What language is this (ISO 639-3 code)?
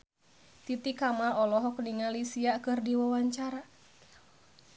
sun